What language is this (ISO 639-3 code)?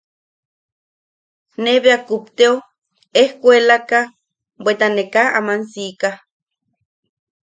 yaq